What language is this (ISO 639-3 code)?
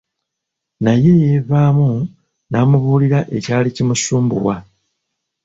lug